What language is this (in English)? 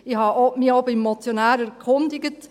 Swiss German